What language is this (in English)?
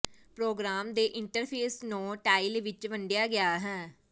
Punjabi